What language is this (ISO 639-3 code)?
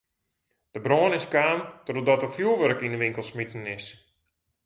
fry